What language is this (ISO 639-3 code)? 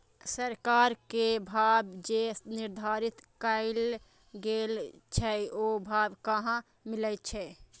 mai